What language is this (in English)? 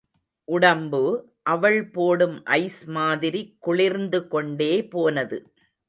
Tamil